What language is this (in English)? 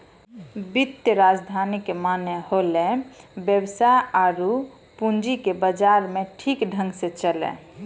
Maithili